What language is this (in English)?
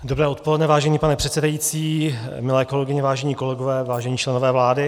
Czech